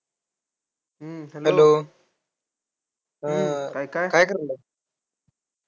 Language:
Marathi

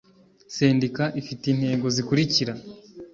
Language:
Kinyarwanda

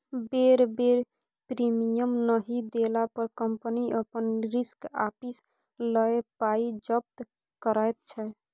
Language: Maithili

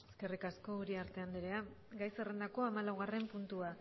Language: Basque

